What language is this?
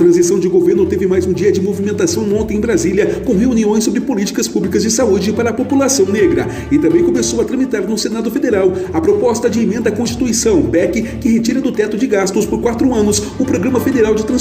Portuguese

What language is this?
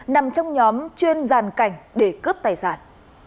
Vietnamese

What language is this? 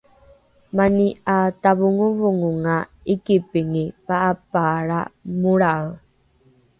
Rukai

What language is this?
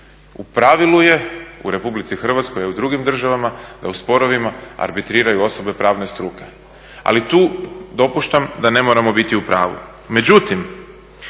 Croatian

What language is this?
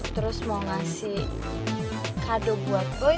Indonesian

